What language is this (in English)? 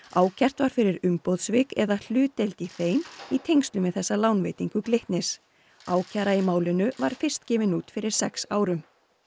Icelandic